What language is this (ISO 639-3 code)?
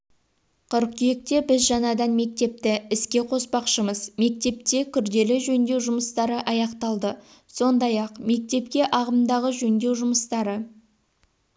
kaz